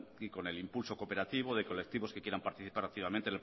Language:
Spanish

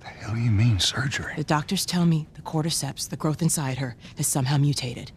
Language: English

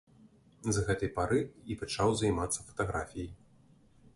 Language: Belarusian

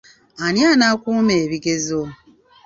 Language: Ganda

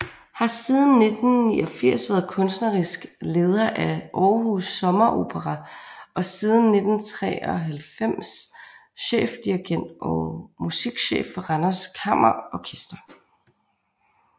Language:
Danish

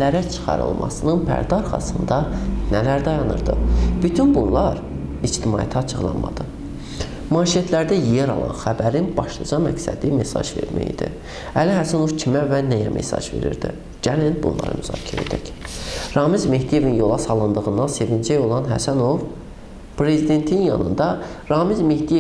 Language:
Azerbaijani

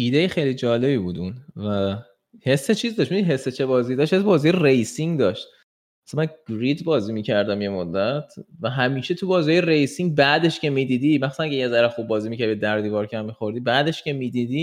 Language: Persian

